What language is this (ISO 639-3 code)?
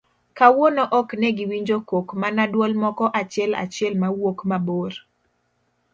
luo